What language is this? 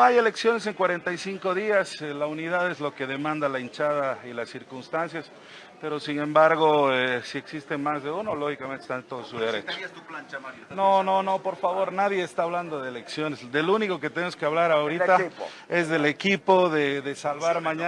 Spanish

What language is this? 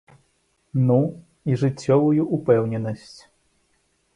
Belarusian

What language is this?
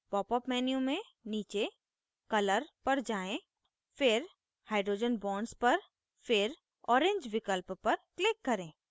Hindi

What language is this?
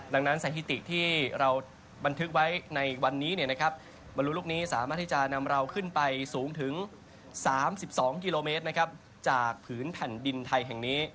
Thai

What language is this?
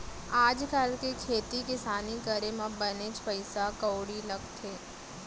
Chhattisgarhi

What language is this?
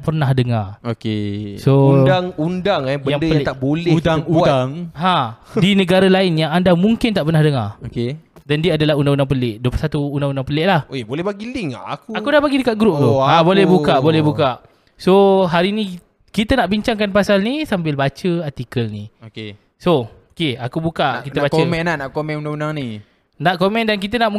Malay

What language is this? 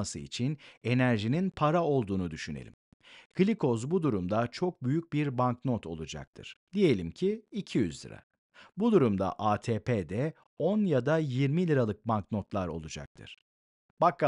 Turkish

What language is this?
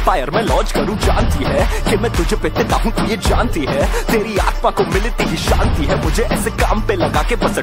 Hindi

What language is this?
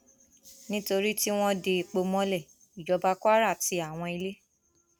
Yoruba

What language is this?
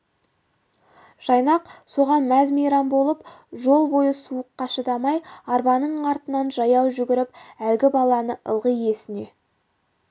Kazakh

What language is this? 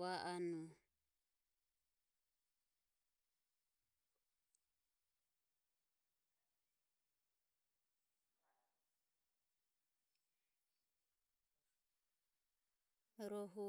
Ömie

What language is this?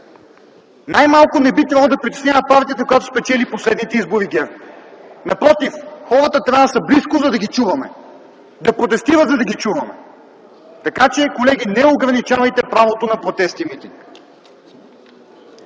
Bulgarian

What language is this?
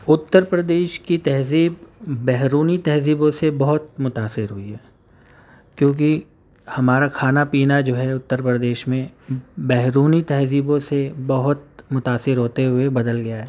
Urdu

